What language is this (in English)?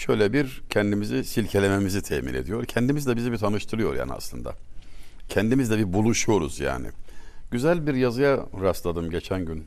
Turkish